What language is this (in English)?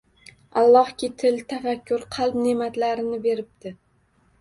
Uzbek